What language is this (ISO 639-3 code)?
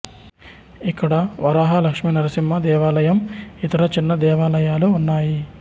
tel